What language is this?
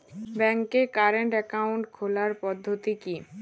Bangla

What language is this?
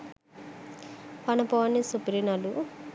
Sinhala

